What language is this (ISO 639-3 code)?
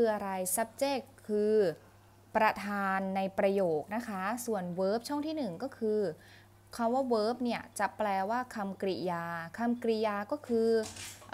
tha